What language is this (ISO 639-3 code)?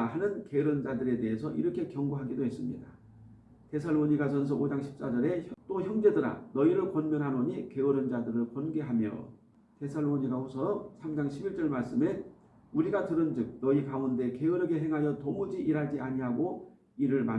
kor